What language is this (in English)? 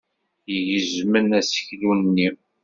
Kabyle